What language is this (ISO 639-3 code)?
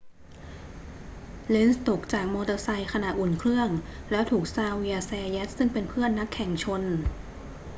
tha